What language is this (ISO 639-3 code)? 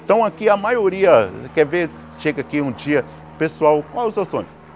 por